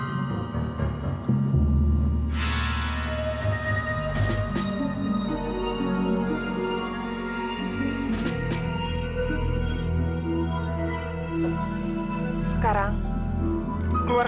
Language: Indonesian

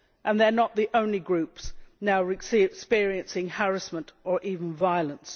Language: English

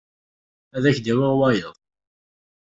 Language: Kabyle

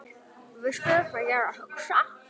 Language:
Icelandic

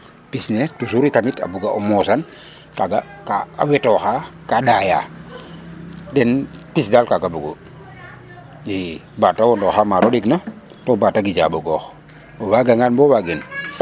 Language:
Serer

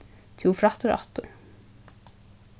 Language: Faroese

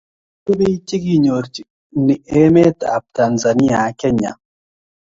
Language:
Kalenjin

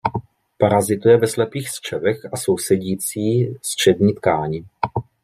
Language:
Czech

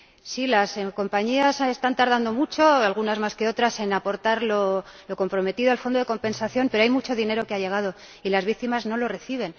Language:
Spanish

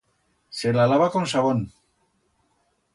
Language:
Aragonese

